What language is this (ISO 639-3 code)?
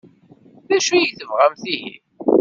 kab